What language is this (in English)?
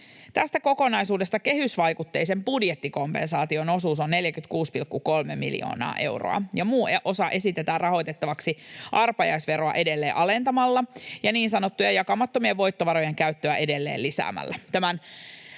Finnish